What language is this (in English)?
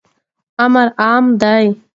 Pashto